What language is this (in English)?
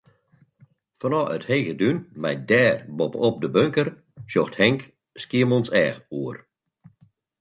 Western Frisian